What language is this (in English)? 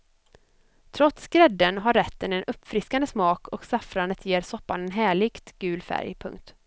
Swedish